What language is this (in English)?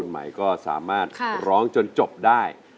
Thai